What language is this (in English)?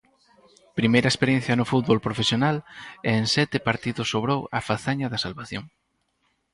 Galician